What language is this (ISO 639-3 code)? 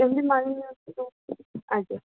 ori